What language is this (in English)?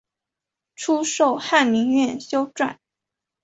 Chinese